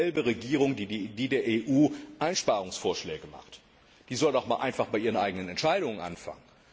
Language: German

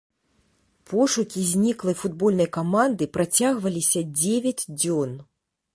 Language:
Belarusian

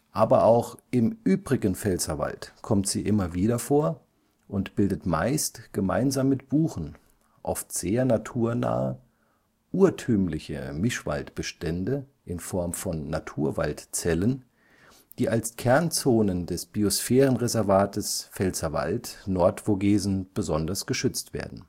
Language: German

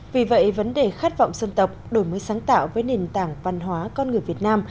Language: Vietnamese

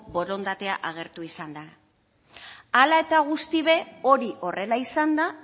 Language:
Basque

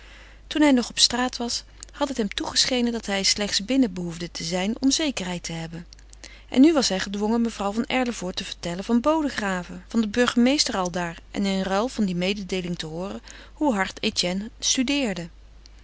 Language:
Dutch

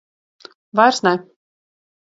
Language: Latvian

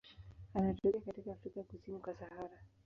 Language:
Swahili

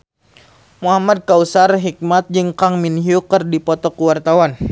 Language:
Sundanese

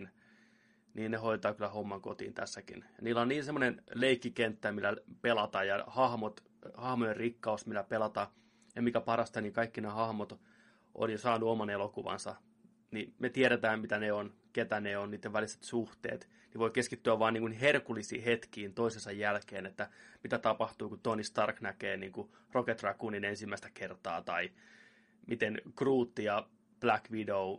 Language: Finnish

